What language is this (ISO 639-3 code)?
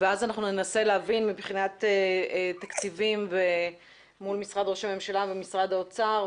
heb